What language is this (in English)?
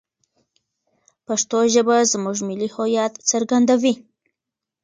Pashto